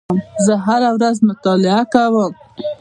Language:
Pashto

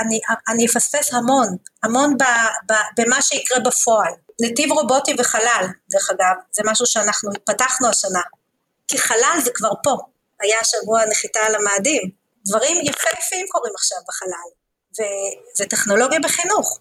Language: Hebrew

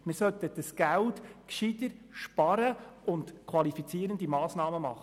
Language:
Swiss German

